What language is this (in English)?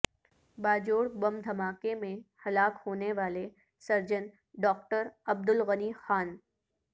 Urdu